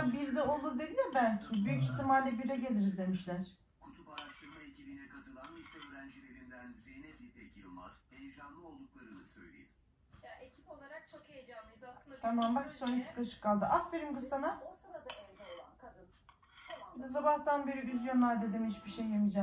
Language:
Turkish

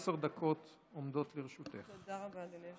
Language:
Hebrew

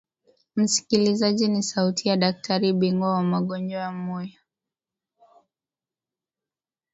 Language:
Swahili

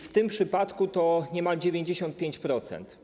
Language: Polish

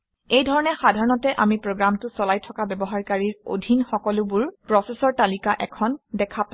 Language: Assamese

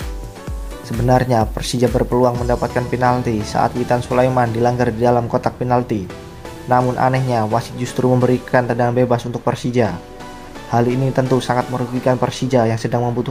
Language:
Indonesian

